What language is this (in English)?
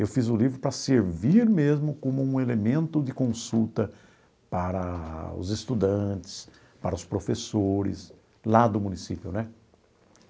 Portuguese